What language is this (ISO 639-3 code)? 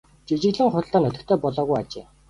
mon